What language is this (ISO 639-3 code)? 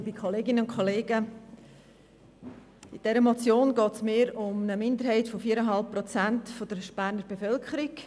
gsw